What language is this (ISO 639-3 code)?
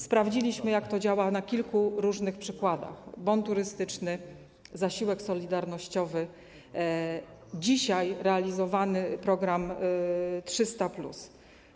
pol